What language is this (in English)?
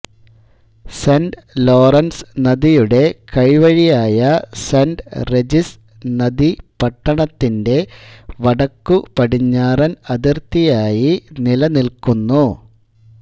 Malayalam